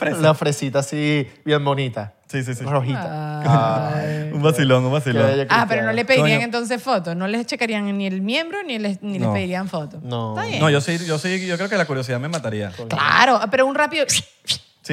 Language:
Spanish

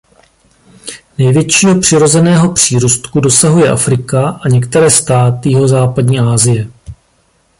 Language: Czech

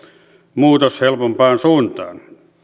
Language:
Finnish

